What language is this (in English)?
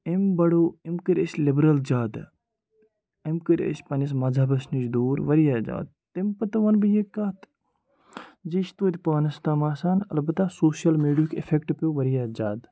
Kashmiri